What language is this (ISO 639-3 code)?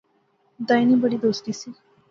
phr